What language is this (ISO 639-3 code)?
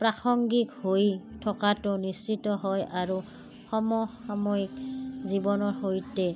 asm